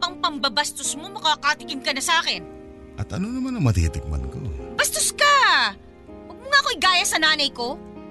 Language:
Filipino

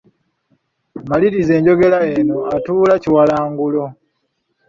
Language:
Ganda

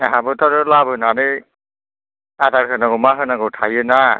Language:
Bodo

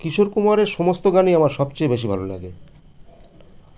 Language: Bangla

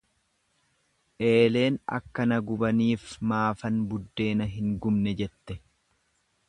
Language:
Oromo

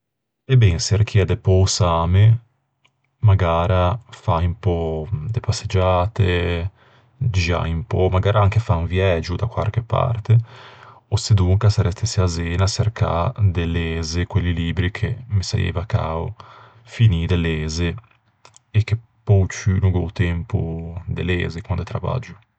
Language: Ligurian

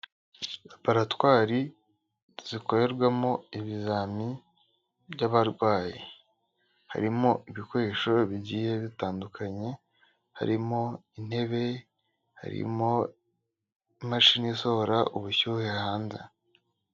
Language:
Kinyarwanda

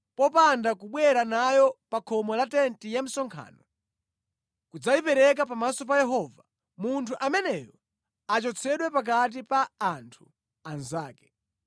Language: Nyanja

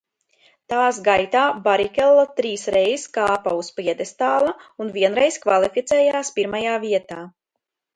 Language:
Latvian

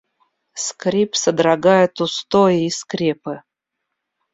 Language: Russian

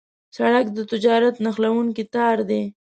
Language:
Pashto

